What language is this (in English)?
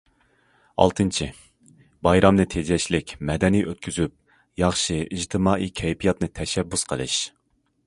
Uyghur